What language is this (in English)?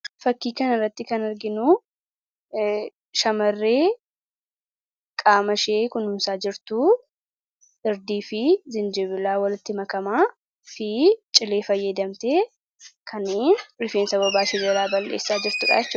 Oromo